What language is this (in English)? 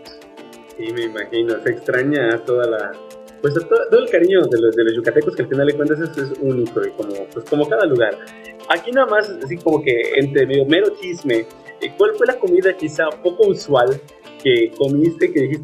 Spanish